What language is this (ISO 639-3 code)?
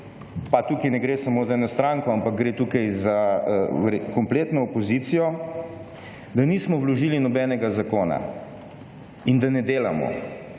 slv